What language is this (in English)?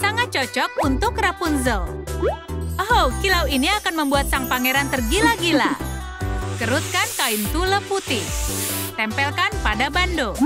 Indonesian